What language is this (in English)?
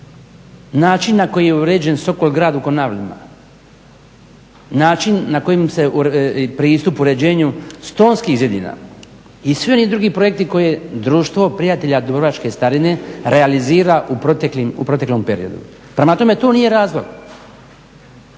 Croatian